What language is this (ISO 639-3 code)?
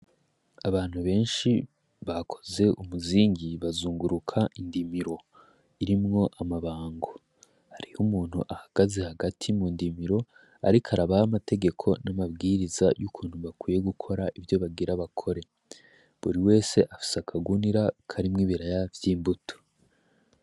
run